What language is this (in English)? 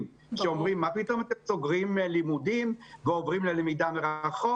Hebrew